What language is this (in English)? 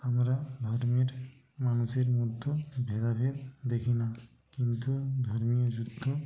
Bangla